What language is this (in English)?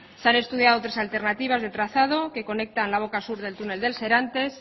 Spanish